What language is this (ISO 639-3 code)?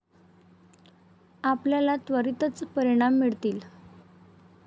mar